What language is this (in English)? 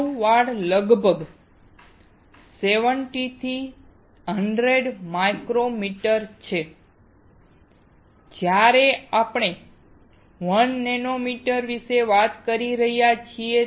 Gujarati